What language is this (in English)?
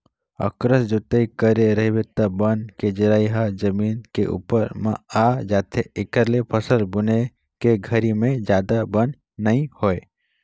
Chhattisgarhi